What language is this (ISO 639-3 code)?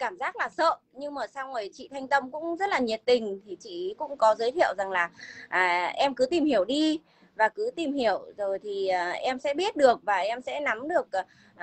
vie